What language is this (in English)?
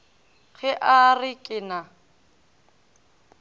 Northern Sotho